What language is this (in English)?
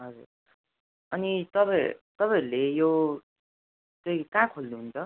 Nepali